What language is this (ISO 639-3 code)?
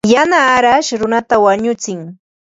qva